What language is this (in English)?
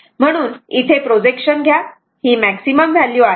Marathi